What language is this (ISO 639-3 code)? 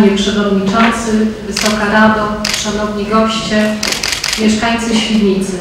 pol